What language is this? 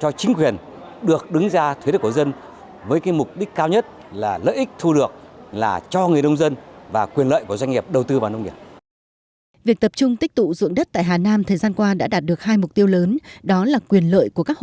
Vietnamese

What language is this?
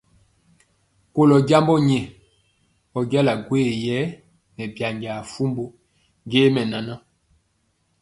Mpiemo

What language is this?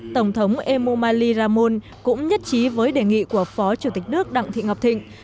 Vietnamese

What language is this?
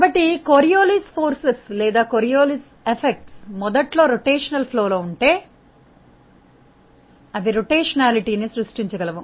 Telugu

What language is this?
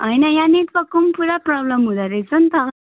Nepali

